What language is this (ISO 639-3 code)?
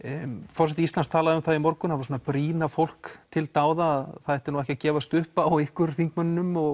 isl